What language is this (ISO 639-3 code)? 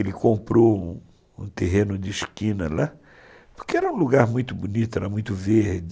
por